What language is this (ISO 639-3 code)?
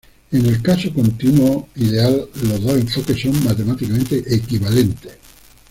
spa